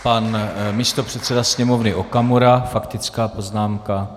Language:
Czech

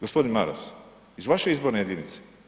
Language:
Croatian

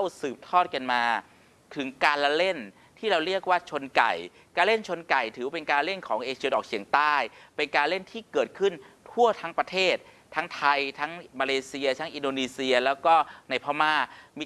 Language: Thai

